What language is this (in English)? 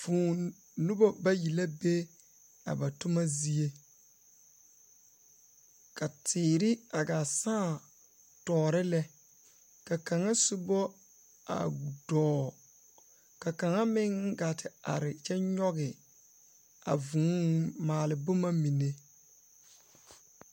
Southern Dagaare